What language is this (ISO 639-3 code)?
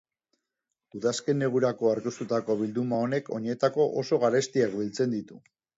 eus